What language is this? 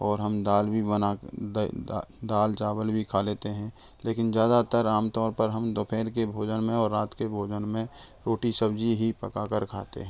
Hindi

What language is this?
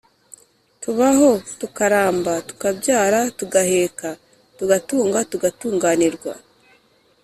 Kinyarwanda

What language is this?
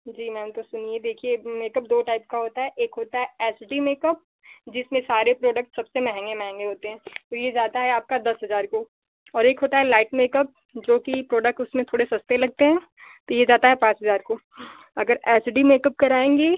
Hindi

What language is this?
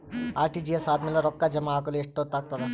Kannada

